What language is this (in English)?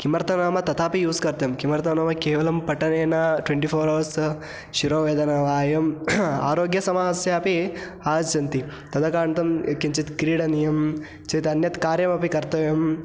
Sanskrit